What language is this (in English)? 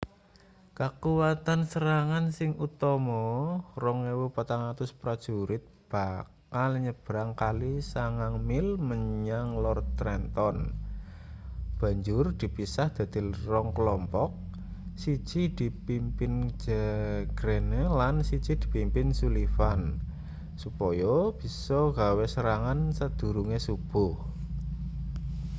Javanese